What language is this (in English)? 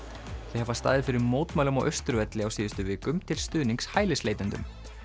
Icelandic